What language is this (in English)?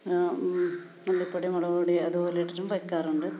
Malayalam